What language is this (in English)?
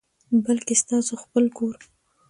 Pashto